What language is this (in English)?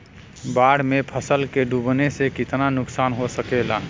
Bhojpuri